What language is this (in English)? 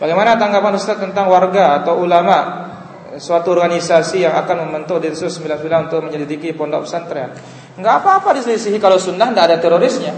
Indonesian